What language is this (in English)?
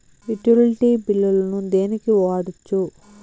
Telugu